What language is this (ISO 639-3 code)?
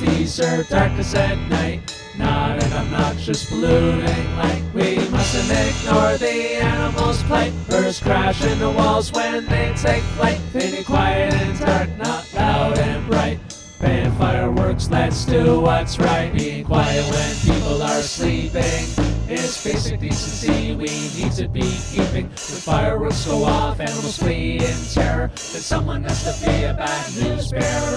eng